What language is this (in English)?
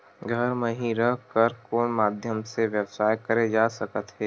Chhattisgarhi